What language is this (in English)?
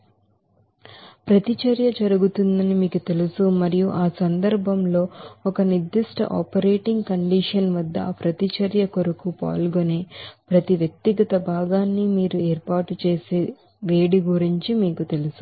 Telugu